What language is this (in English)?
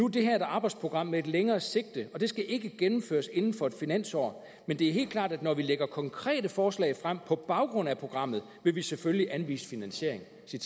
Danish